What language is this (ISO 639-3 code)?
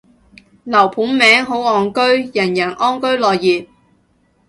yue